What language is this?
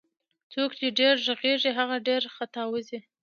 Pashto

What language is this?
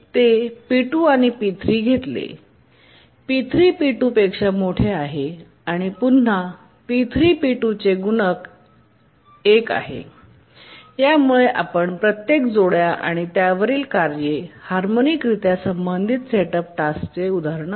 Marathi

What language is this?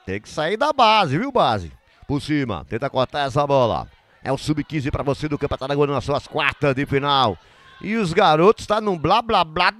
Portuguese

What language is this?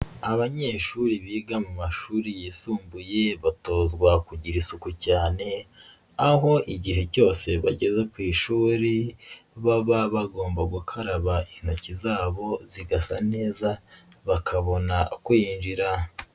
Kinyarwanda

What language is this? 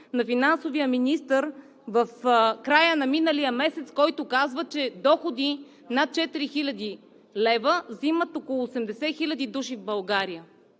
Bulgarian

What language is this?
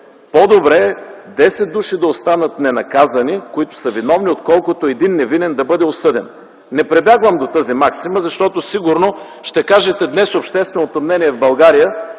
Bulgarian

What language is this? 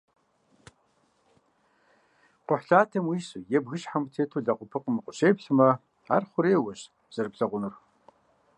Kabardian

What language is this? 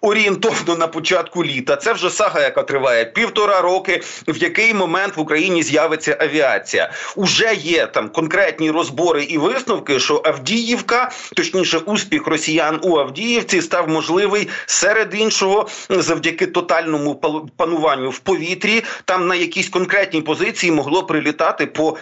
Ukrainian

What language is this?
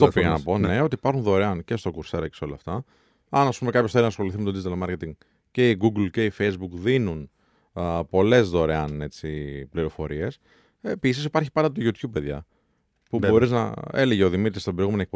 Greek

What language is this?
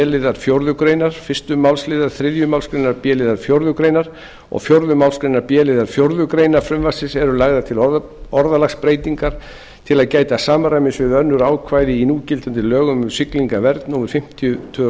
Icelandic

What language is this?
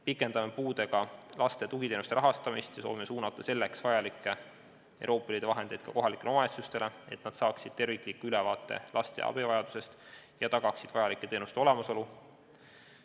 Estonian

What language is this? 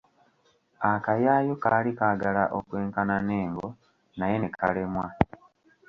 Ganda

